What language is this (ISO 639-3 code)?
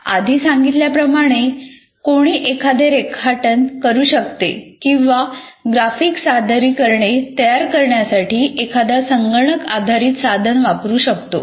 mar